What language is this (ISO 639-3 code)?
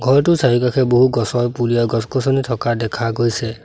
asm